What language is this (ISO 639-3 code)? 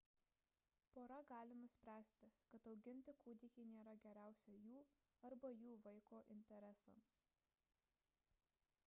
lit